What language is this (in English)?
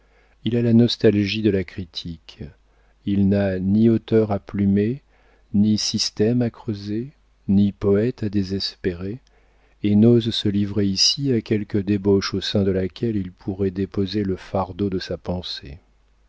French